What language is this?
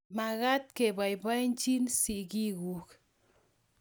Kalenjin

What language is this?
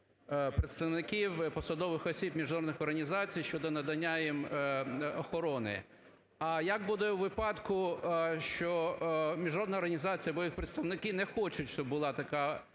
Ukrainian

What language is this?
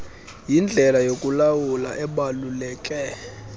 Xhosa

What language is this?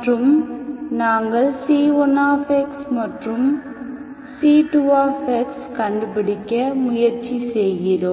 Tamil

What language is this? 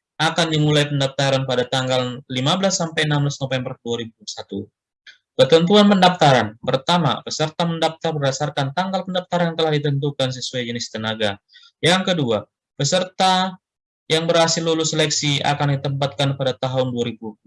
Indonesian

